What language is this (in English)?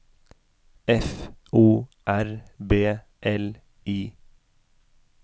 Norwegian